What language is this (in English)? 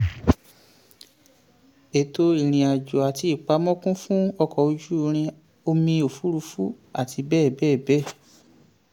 Yoruba